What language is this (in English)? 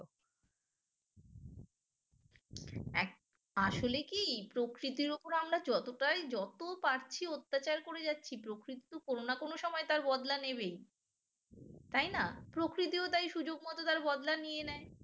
Bangla